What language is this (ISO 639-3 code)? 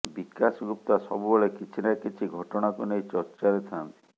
ori